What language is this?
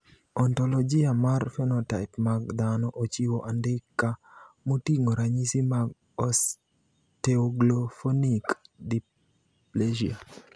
Luo (Kenya and Tanzania)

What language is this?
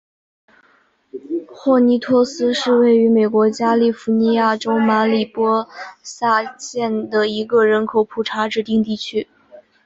Chinese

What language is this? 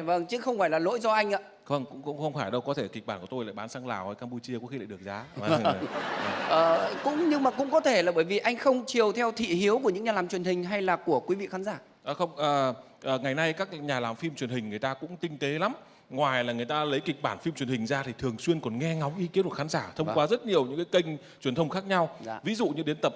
Vietnamese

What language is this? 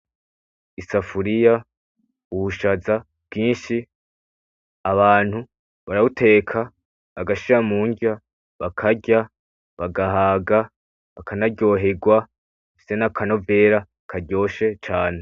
Rundi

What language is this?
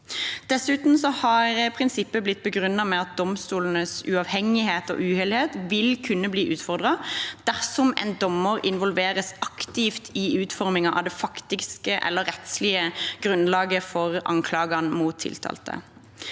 Norwegian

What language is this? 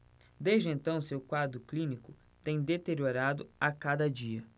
Portuguese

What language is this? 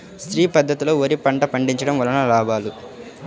Telugu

